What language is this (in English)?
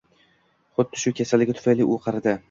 Uzbek